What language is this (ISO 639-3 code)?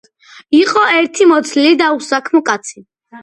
kat